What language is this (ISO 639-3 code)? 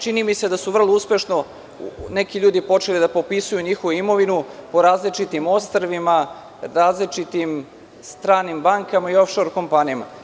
srp